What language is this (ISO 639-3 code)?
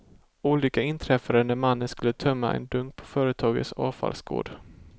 swe